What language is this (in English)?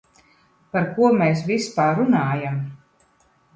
Latvian